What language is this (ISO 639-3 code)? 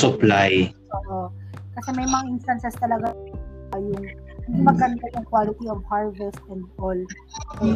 fil